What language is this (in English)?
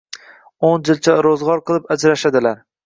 Uzbek